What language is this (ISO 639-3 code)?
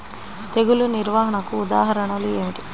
tel